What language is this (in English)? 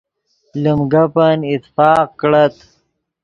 Yidgha